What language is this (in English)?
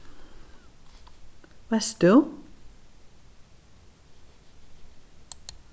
Faroese